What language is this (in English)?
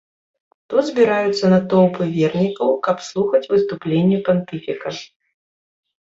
Belarusian